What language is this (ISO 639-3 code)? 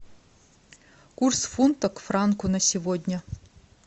rus